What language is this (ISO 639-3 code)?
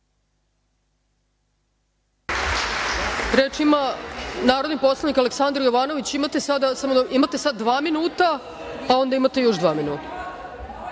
srp